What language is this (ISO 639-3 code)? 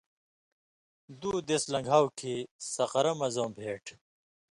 mvy